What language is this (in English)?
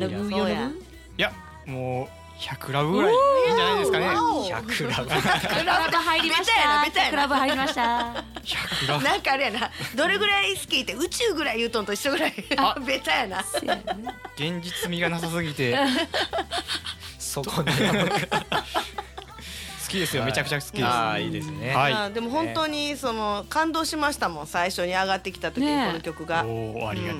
Japanese